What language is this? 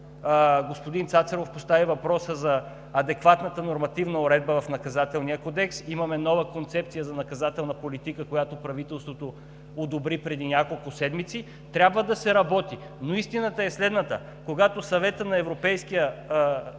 Bulgarian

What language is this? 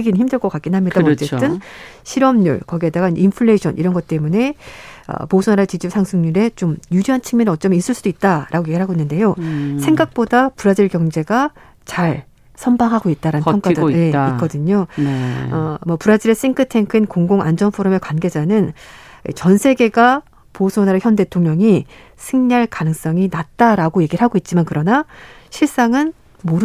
Korean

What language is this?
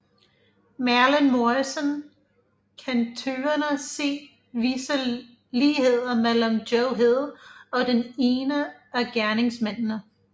Danish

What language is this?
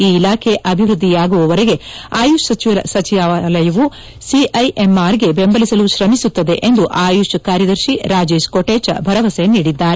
Kannada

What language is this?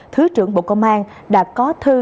Vietnamese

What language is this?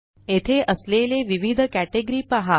Marathi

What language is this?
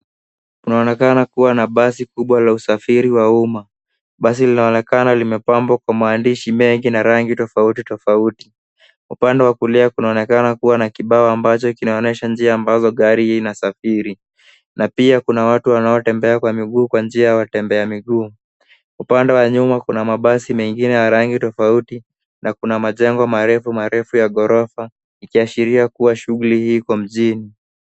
Swahili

